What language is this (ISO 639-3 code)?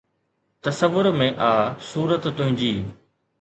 snd